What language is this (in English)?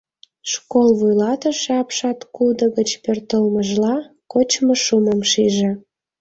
Mari